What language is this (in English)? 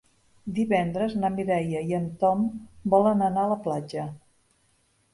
Catalan